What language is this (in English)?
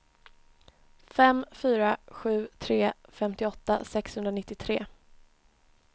Swedish